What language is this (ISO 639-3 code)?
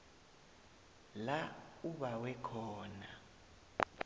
nbl